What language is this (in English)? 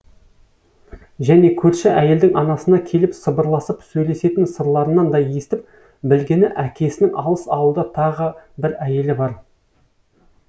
Kazakh